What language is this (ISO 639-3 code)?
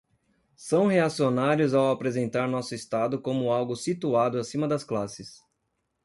por